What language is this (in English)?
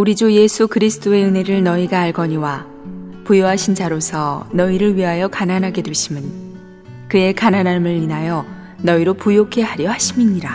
Korean